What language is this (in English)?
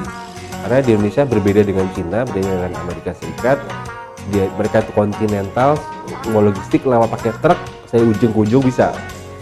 Indonesian